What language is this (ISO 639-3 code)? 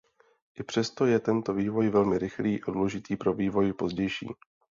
ces